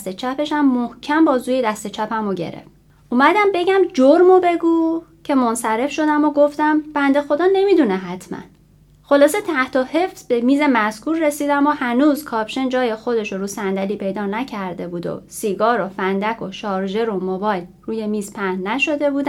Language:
Persian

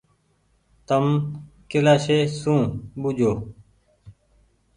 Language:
Goaria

